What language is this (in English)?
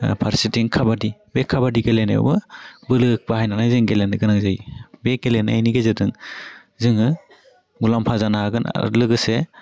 Bodo